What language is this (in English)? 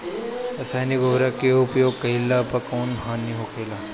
Bhojpuri